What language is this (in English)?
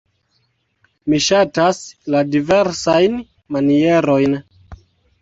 Esperanto